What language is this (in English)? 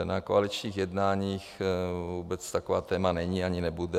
Czech